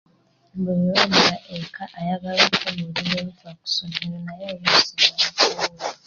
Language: Ganda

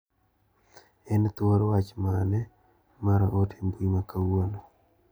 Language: Luo (Kenya and Tanzania)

